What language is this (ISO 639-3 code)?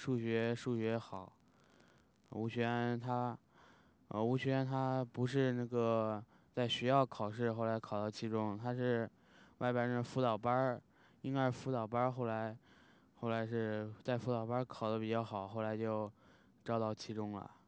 zho